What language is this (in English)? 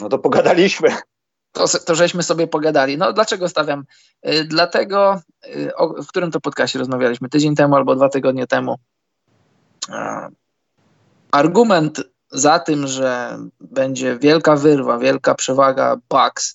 Polish